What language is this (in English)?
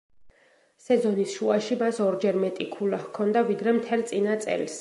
Georgian